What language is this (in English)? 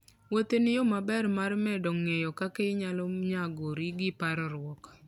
Luo (Kenya and Tanzania)